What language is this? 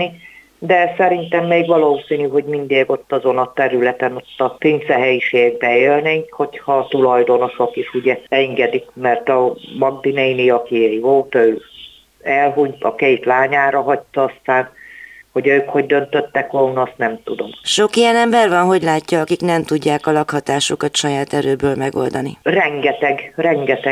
Hungarian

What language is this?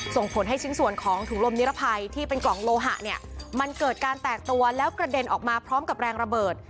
Thai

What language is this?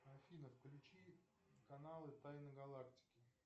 Russian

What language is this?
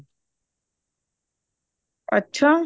Punjabi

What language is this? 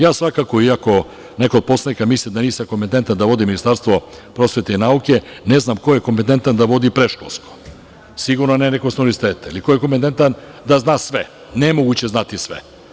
Serbian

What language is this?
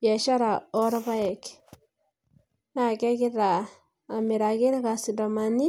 Masai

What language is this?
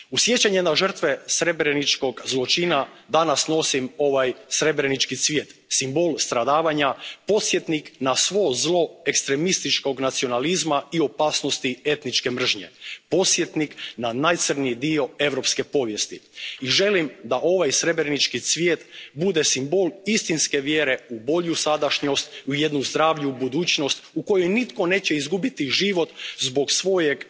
Croatian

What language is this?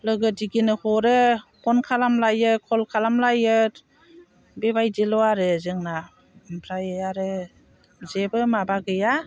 Bodo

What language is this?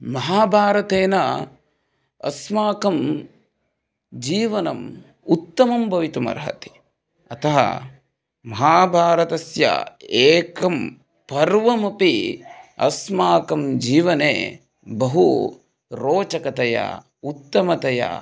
Sanskrit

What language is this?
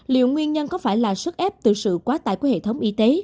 Vietnamese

